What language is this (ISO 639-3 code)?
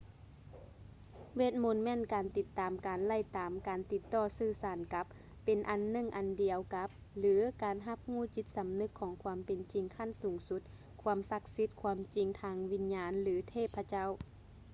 lao